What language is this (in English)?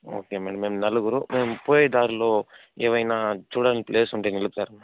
Telugu